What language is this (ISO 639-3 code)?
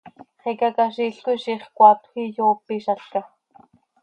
sei